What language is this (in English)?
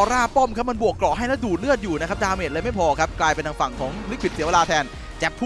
Thai